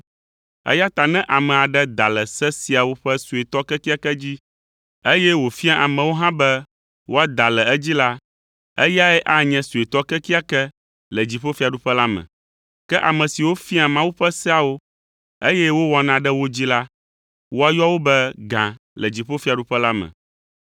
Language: Ewe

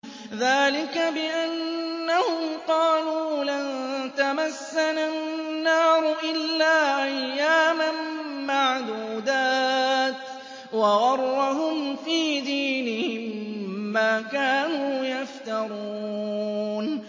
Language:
Arabic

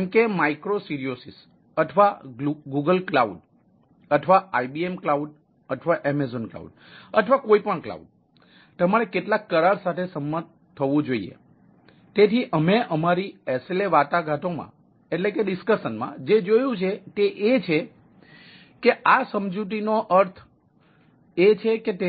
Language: Gujarati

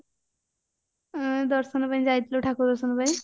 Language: Odia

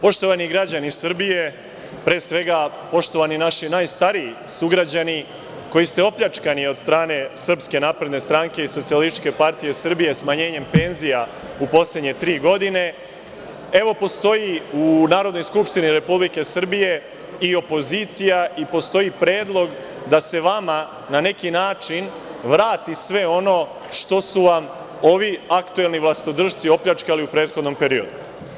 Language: Serbian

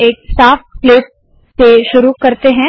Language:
Hindi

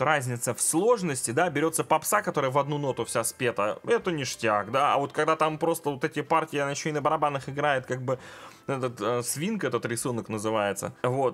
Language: Russian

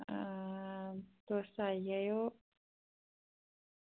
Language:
Dogri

